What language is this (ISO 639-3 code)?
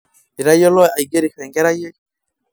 mas